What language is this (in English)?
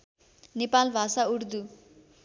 Nepali